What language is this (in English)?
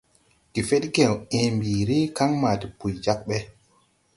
Tupuri